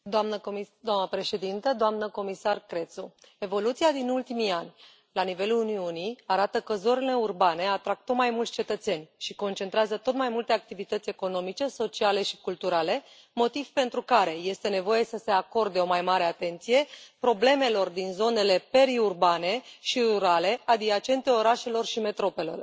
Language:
Romanian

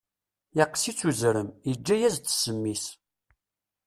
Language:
Kabyle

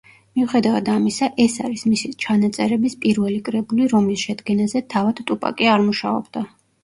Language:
Georgian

